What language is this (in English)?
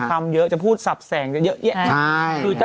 Thai